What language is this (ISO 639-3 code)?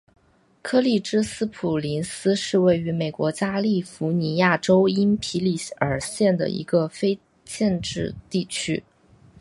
zho